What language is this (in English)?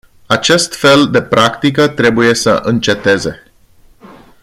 Romanian